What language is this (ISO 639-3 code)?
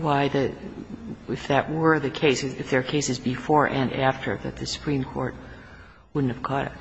eng